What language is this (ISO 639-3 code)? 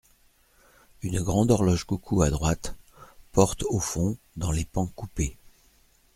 fra